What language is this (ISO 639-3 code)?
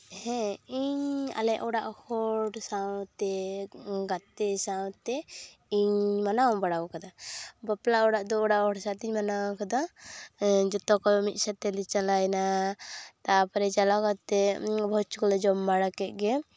sat